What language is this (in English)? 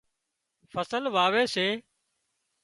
Wadiyara Koli